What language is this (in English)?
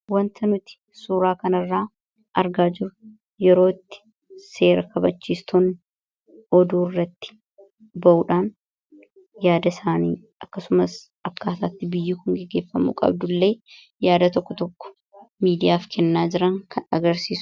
Oromo